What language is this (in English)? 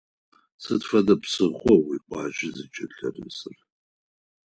Adyghe